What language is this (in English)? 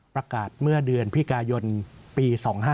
Thai